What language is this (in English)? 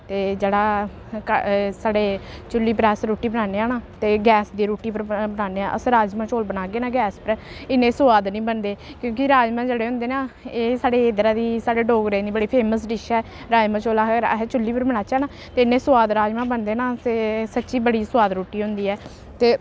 Dogri